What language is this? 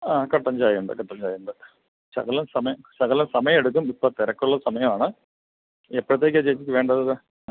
Malayalam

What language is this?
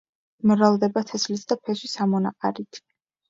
Georgian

